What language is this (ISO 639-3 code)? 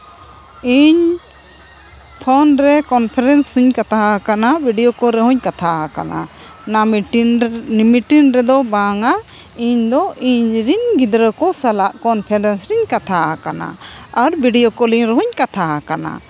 sat